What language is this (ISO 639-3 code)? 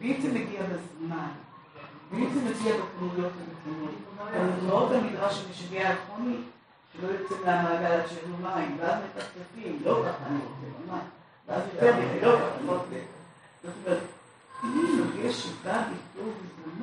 heb